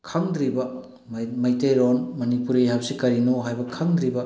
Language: Manipuri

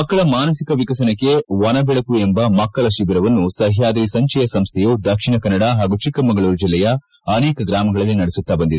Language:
Kannada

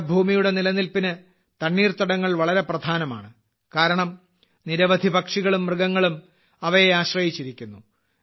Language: Malayalam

